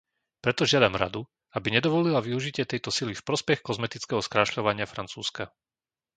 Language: Slovak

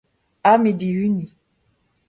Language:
Breton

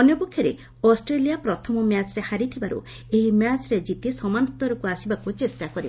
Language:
Odia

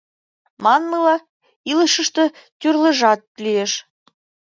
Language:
Mari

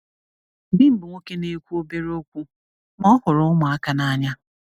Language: Igbo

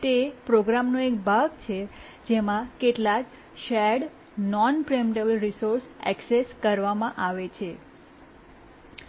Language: Gujarati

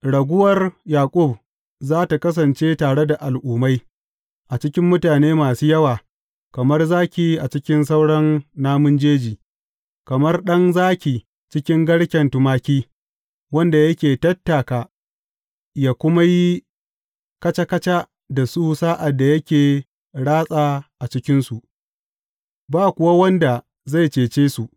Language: Hausa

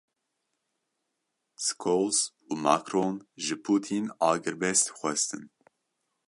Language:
Kurdish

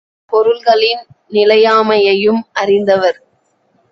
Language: Tamil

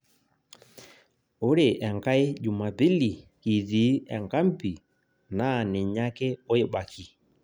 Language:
Masai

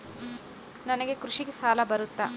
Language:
Kannada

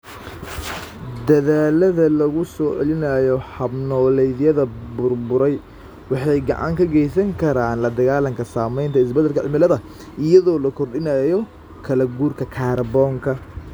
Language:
Somali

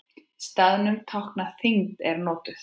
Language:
Icelandic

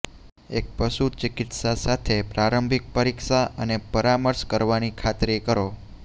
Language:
Gujarati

